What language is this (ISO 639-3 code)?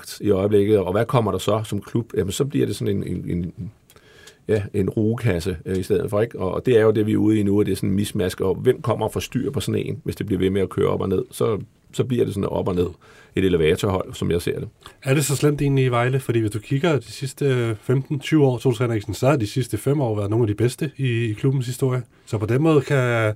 dan